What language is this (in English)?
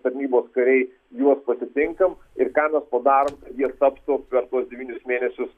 Lithuanian